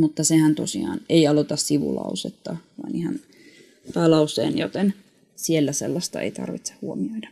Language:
Finnish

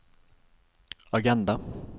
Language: Norwegian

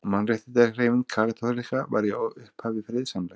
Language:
Icelandic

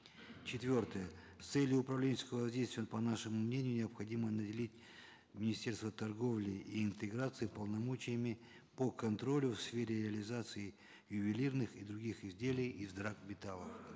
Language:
Kazakh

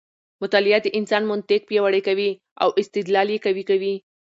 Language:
Pashto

